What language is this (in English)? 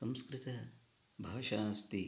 Sanskrit